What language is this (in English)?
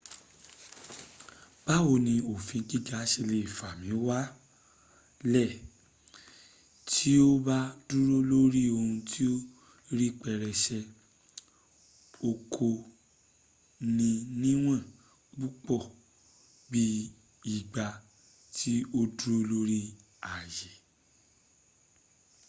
Yoruba